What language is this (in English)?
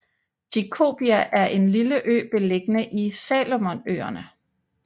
Danish